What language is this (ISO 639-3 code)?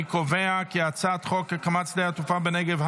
heb